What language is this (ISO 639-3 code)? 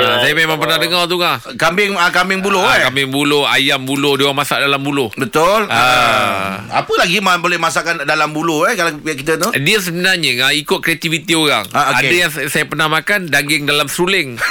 msa